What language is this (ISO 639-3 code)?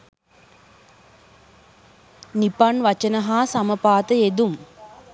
sin